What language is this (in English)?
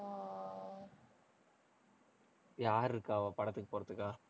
Tamil